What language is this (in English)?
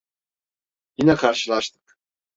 Turkish